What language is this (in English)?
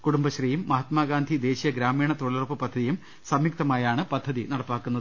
Malayalam